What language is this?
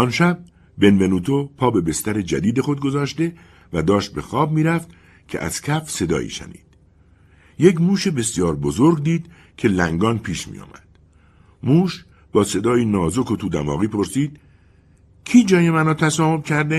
Persian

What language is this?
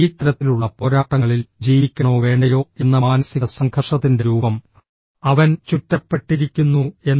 Malayalam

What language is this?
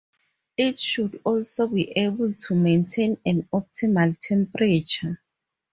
English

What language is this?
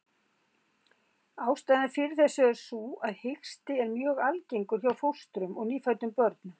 Icelandic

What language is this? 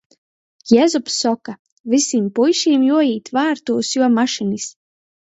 Latgalian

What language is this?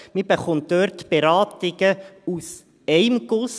Swiss German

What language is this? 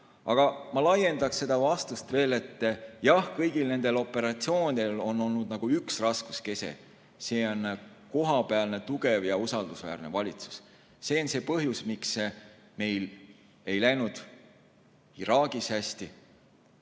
Estonian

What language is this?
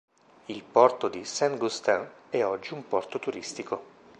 Italian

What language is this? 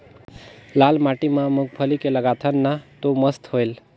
Chhattisgarhi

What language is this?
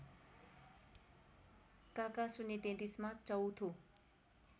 Nepali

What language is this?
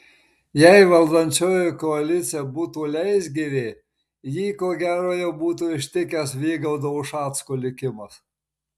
Lithuanian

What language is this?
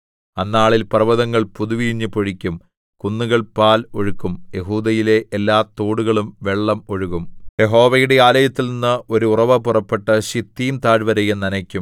Malayalam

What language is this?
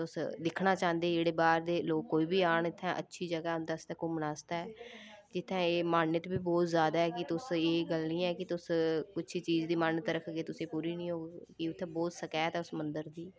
Dogri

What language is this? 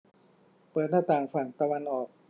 Thai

